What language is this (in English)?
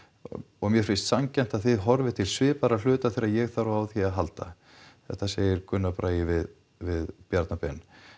Icelandic